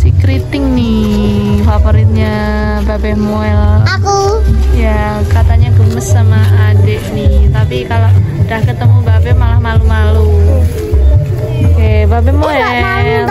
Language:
Indonesian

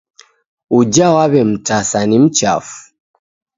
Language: Taita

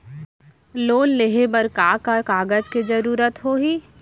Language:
Chhattisgarhi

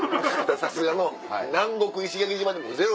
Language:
Japanese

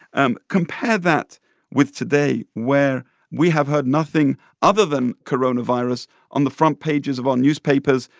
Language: English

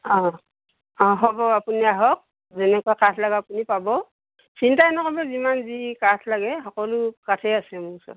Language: Assamese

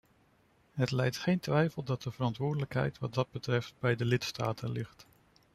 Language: Dutch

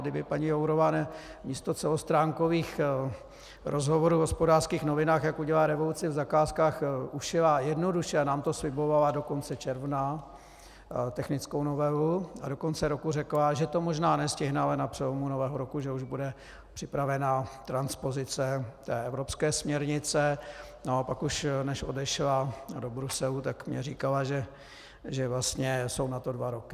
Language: Czech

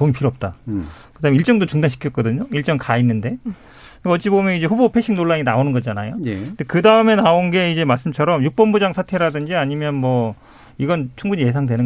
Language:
Korean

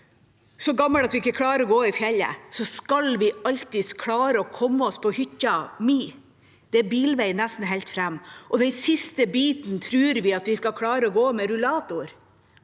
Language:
Norwegian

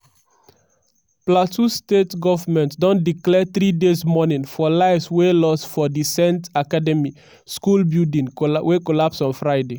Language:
Nigerian Pidgin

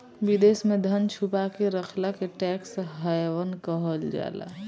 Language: Bhojpuri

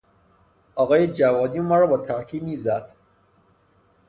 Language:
Persian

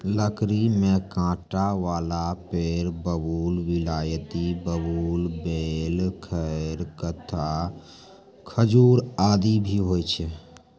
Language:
Maithili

